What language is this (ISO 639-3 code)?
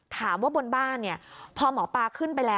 tha